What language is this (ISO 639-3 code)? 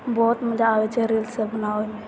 mai